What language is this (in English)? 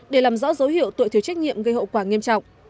Vietnamese